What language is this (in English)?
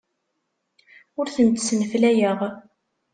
Kabyle